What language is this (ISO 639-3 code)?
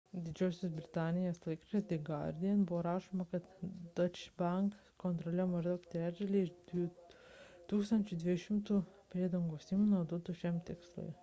lit